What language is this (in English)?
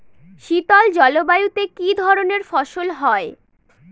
Bangla